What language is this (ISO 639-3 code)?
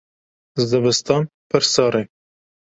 kur